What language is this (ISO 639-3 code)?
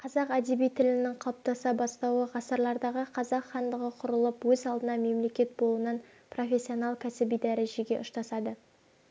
kaz